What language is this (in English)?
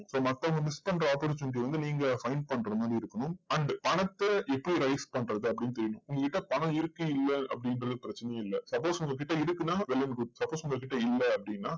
Tamil